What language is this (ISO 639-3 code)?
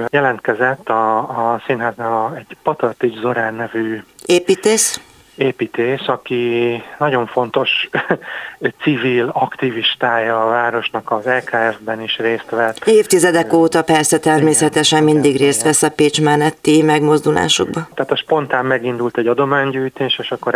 hun